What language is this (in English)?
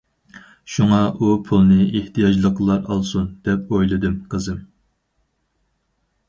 Uyghur